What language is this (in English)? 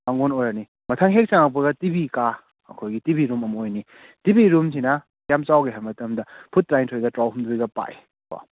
Manipuri